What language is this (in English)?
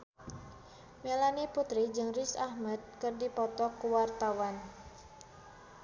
Sundanese